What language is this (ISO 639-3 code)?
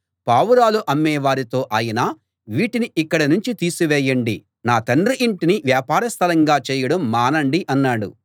tel